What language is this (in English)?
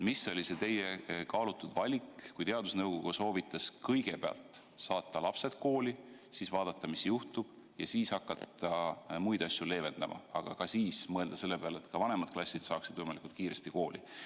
Estonian